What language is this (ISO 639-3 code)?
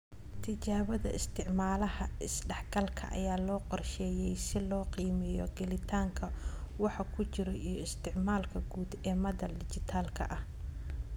som